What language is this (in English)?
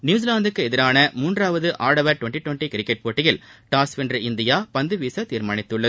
Tamil